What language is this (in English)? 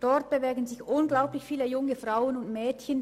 Swiss German